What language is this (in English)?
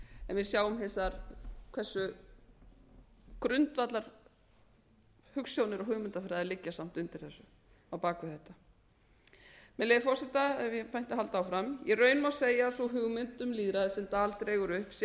Icelandic